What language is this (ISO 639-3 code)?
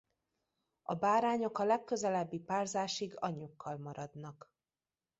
hun